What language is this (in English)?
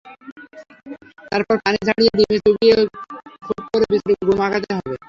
Bangla